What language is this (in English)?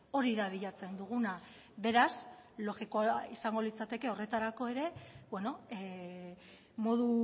Basque